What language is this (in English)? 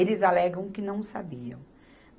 Portuguese